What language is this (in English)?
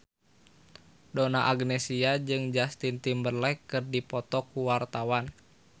Sundanese